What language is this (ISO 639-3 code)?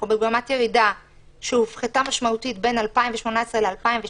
heb